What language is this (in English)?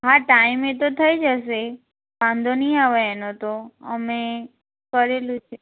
Gujarati